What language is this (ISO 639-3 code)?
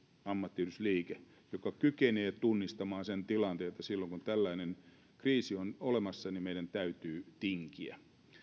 fin